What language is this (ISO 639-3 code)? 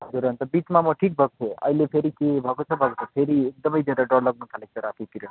nep